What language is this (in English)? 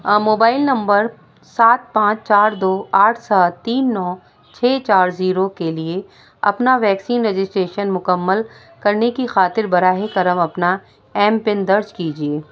Urdu